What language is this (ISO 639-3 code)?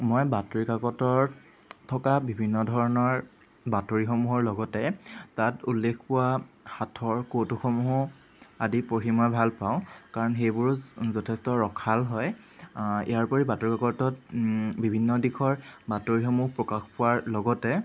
asm